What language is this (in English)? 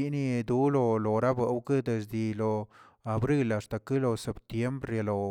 Tilquiapan Zapotec